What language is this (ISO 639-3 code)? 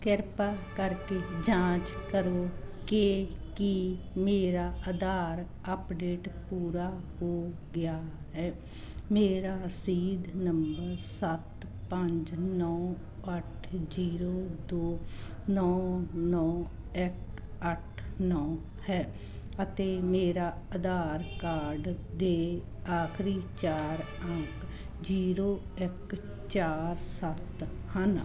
pan